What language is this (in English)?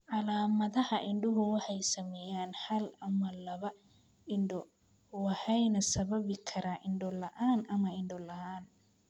Somali